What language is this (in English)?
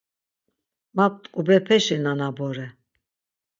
Laz